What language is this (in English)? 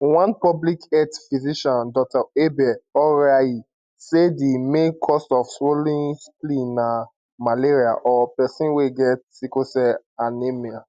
Nigerian Pidgin